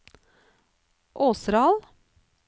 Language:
Norwegian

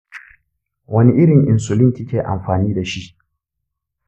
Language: Hausa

